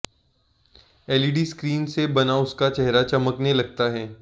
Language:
Hindi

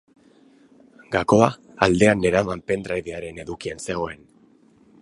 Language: Basque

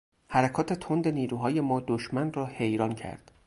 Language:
Persian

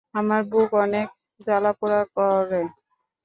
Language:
Bangla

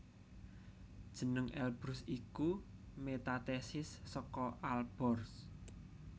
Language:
Javanese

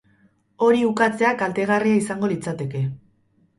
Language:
Basque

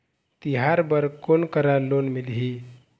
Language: Chhattisgarhi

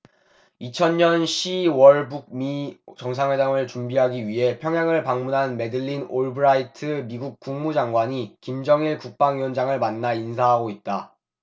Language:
Korean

